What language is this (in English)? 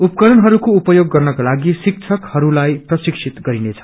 Nepali